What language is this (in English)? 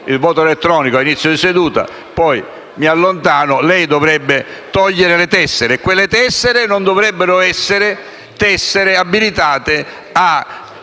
Italian